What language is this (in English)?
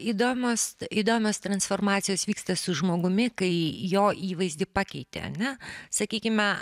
Lithuanian